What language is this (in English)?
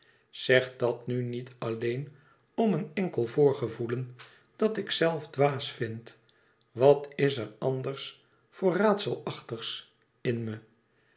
Dutch